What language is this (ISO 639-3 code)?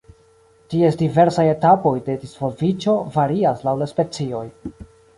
epo